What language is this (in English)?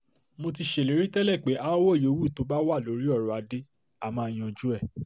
Yoruba